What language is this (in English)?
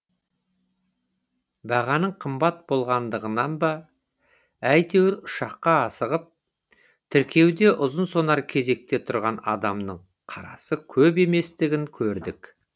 Kazakh